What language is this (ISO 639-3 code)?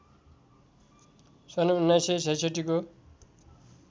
nep